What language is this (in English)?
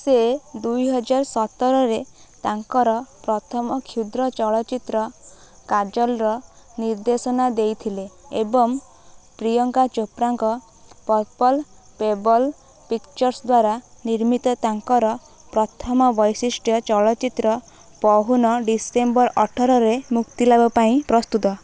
Odia